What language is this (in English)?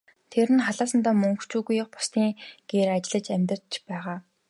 Mongolian